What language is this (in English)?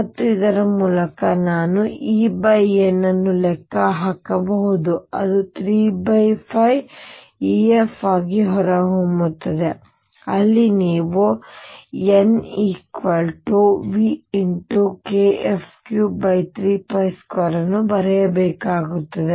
Kannada